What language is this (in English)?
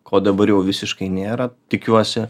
Lithuanian